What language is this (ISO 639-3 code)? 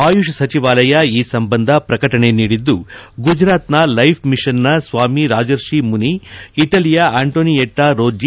kan